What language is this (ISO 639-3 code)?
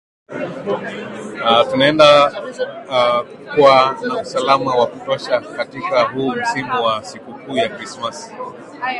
swa